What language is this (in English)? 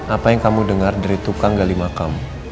Indonesian